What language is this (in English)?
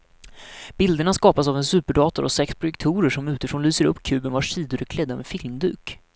Swedish